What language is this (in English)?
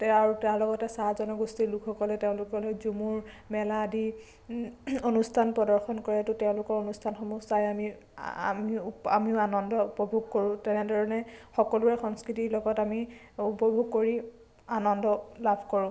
Assamese